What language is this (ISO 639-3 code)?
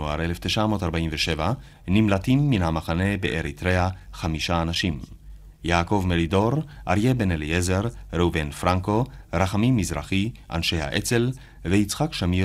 heb